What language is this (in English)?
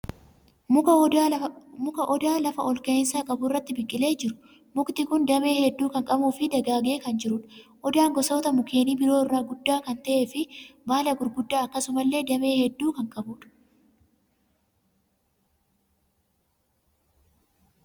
Oromo